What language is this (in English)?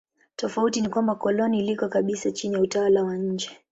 Swahili